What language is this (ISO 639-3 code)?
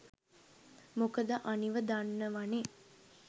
sin